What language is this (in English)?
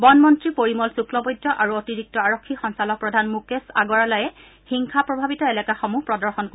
Assamese